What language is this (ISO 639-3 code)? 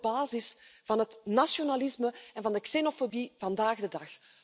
nld